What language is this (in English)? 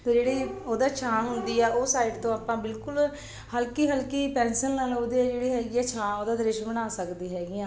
Punjabi